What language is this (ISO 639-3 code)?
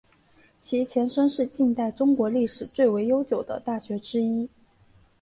zho